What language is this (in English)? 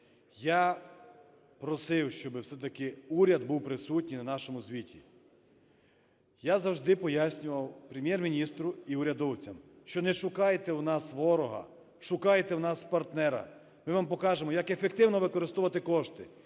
Ukrainian